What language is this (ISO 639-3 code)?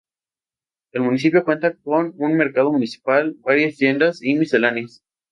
spa